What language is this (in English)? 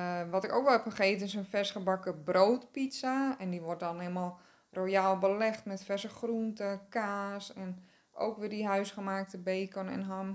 Dutch